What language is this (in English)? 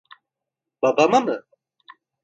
Turkish